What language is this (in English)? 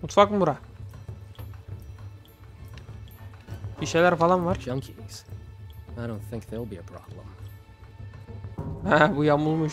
Turkish